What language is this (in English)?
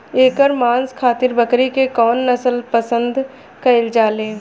Bhojpuri